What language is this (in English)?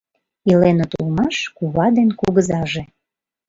Mari